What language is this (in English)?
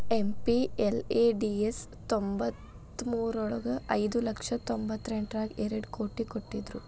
Kannada